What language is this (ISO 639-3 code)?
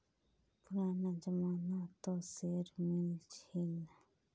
mag